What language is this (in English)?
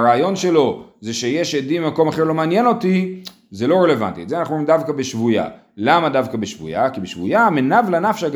Hebrew